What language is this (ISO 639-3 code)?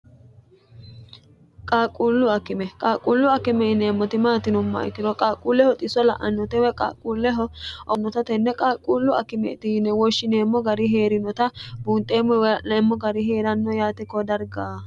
sid